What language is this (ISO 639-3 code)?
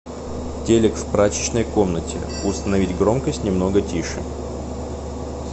rus